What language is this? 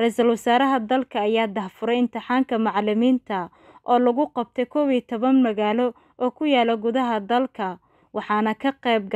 Arabic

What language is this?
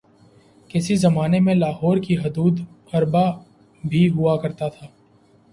Urdu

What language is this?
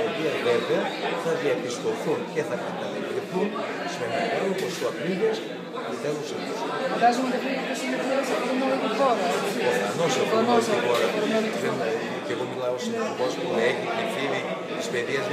Greek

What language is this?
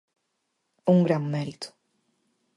Galician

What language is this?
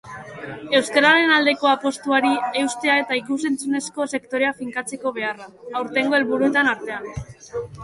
Basque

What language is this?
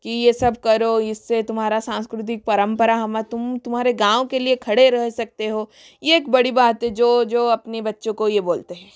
Hindi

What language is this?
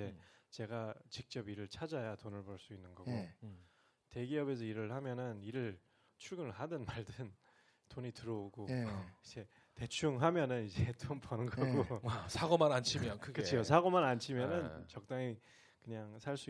Korean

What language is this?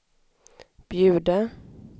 Swedish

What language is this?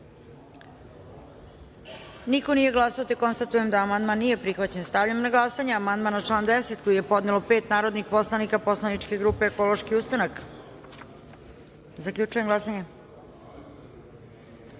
Serbian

